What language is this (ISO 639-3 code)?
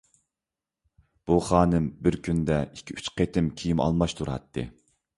uig